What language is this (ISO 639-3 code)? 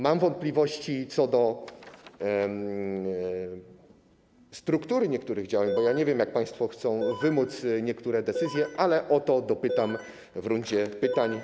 pol